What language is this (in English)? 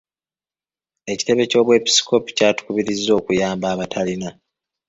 Ganda